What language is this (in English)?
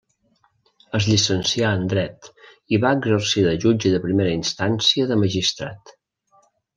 Catalan